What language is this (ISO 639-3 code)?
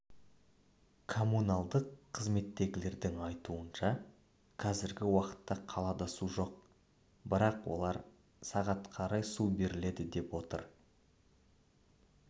kaz